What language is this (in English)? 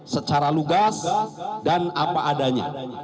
Indonesian